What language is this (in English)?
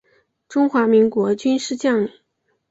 Chinese